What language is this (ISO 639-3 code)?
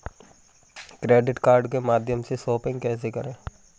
hin